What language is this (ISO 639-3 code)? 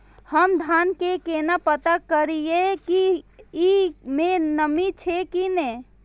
mai